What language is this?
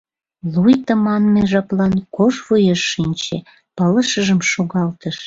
Mari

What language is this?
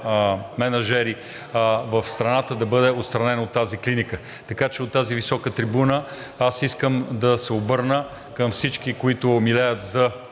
Bulgarian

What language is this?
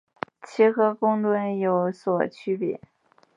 Chinese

